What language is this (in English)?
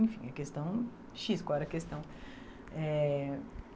Portuguese